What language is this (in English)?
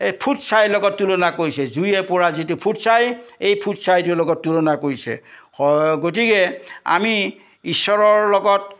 Assamese